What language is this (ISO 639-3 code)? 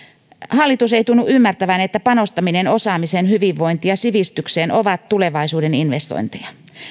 fin